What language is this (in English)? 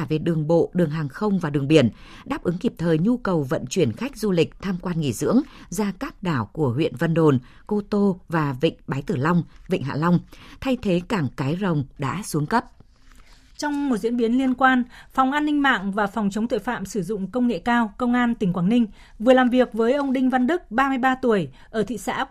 Vietnamese